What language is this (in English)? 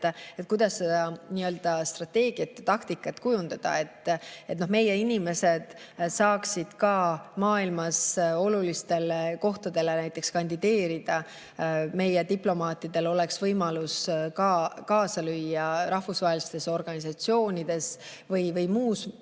Estonian